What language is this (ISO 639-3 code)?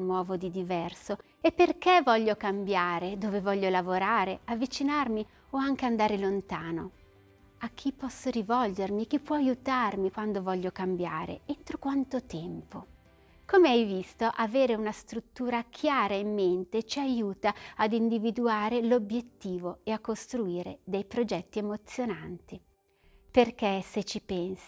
ita